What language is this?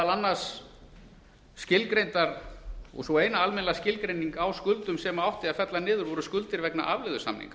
Icelandic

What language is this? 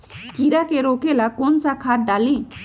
Magahi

